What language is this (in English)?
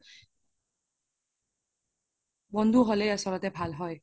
Assamese